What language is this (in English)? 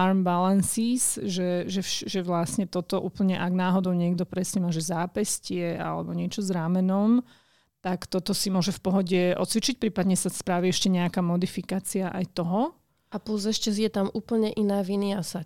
Slovak